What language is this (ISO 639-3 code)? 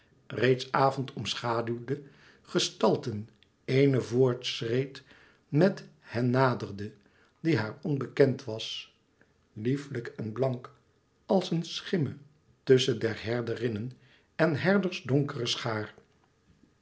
nld